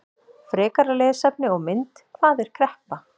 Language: Icelandic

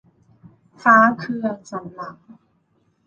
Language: Thai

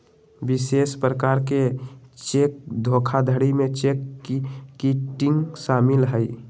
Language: Magahi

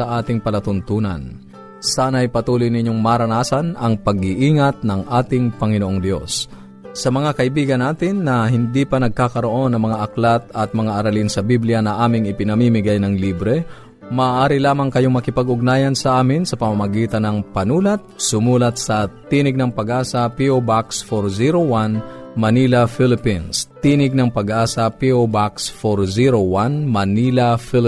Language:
Filipino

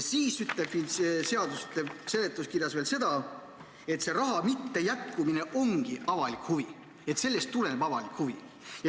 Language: Estonian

